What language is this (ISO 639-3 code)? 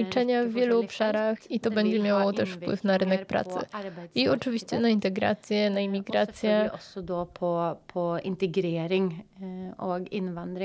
pol